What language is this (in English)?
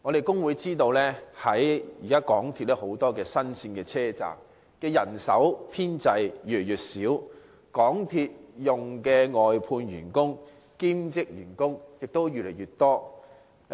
Cantonese